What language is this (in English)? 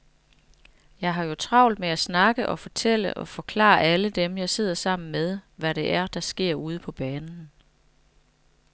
Danish